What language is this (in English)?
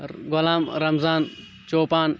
Kashmiri